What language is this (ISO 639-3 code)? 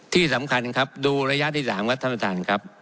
tha